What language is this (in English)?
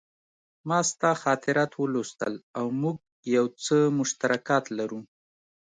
Pashto